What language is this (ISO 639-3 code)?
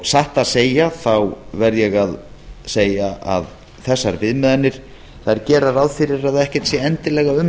isl